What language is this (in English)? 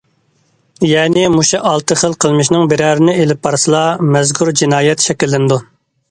Uyghur